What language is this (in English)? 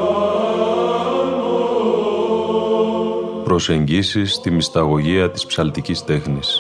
Greek